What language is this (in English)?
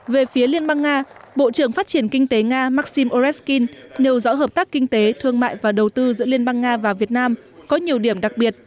Vietnamese